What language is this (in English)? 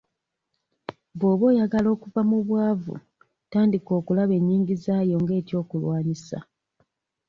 Ganda